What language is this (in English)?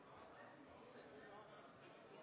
Norwegian Bokmål